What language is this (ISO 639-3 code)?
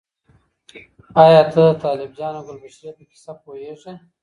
pus